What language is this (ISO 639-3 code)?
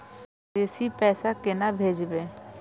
mai